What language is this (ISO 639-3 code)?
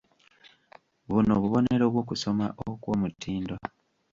lug